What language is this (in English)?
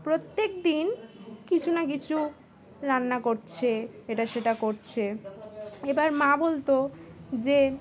Bangla